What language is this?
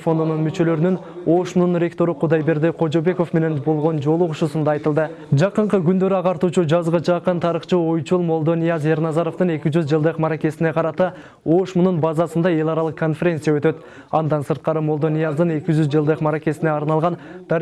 Turkish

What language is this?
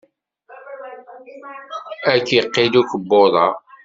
Kabyle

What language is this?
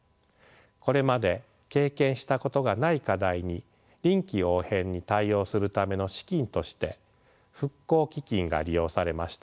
Japanese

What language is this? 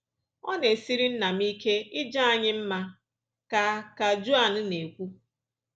Igbo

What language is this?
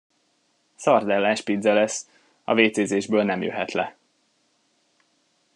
Hungarian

